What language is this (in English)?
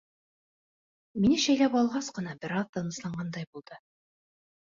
Bashkir